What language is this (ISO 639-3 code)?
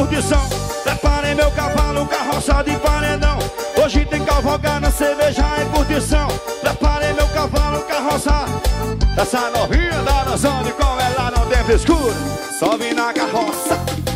por